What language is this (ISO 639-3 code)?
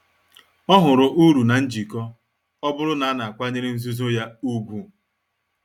ibo